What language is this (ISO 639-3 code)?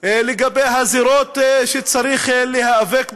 heb